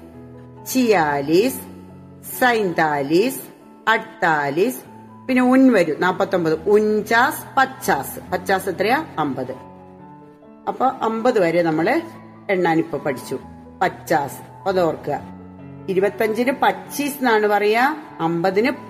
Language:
Malayalam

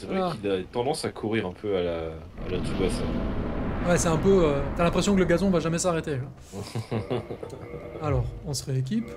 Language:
French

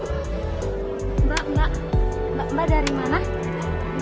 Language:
Indonesian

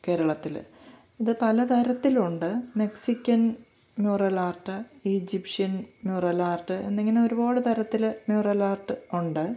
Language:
Malayalam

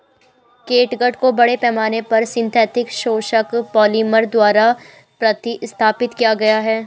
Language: Hindi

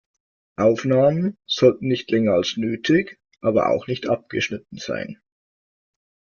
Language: German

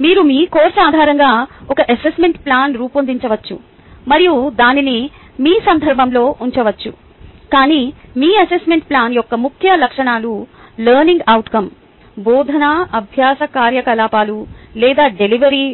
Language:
Telugu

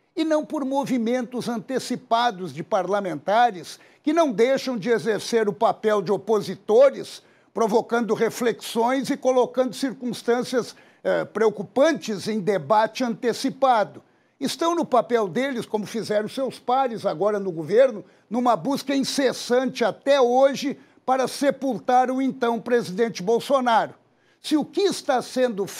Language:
Portuguese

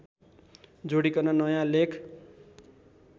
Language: Nepali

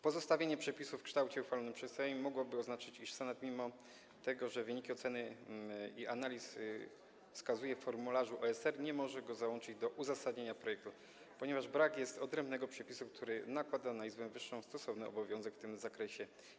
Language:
Polish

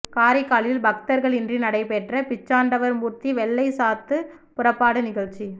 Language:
Tamil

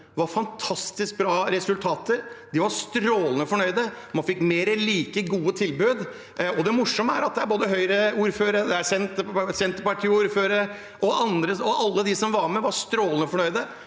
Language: Norwegian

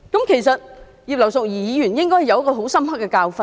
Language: Cantonese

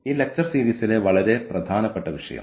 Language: Malayalam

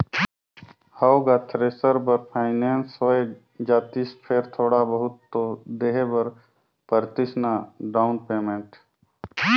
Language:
Chhattisgarhi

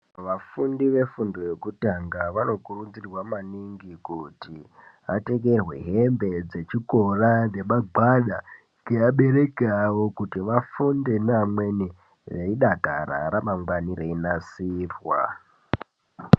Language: Ndau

